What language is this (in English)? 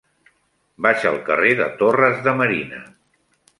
Catalan